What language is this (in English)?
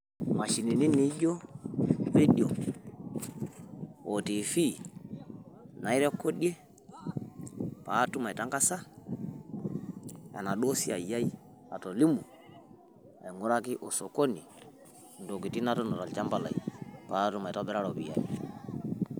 Masai